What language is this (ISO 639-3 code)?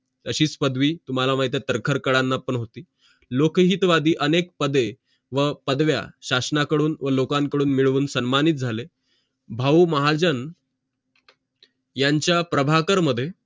mar